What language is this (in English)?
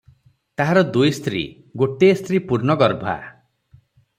Odia